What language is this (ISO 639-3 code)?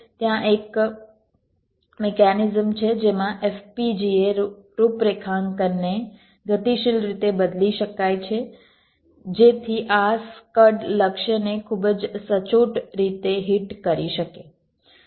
guj